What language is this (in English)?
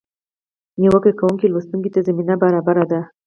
Pashto